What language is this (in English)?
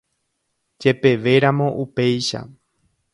Guarani